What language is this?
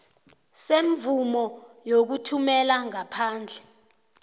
South Ndebele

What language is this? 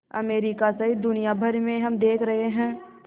Hindi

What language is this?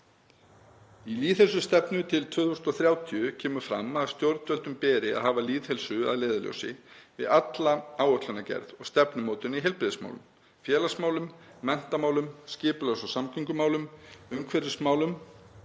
Icelandic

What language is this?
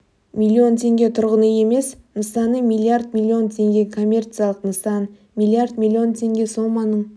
Kazakh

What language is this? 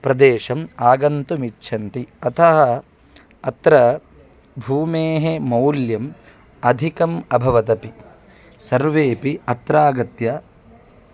Sanskrit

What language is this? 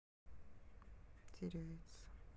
Russian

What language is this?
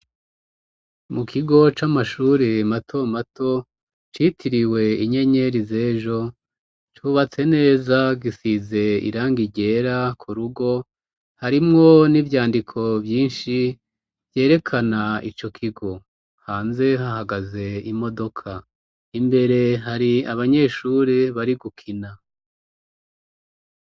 Rundi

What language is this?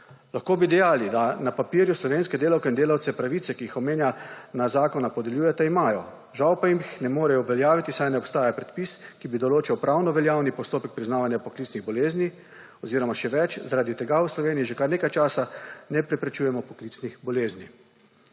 Slovenian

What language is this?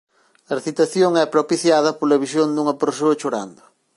Galician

